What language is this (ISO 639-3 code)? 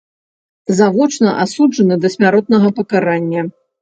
bel